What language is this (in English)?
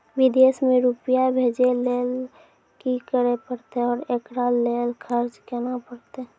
Maithili